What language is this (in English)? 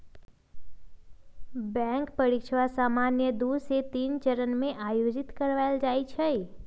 Magahi